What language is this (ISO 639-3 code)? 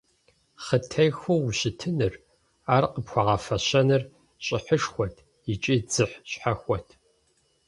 kbd